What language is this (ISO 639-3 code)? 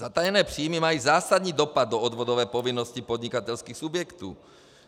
ces